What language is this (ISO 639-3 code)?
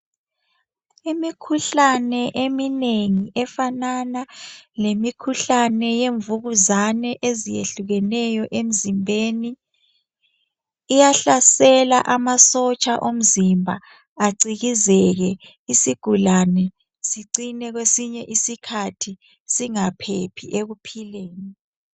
nde